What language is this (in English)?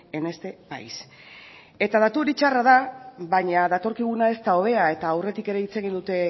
Basque